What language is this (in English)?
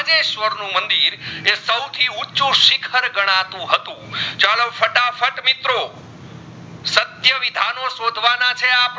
Gujarati